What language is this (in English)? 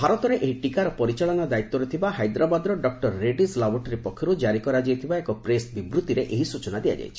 Odia